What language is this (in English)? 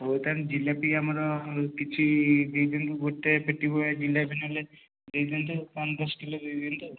Odia